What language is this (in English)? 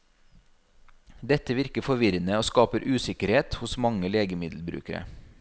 Norwegian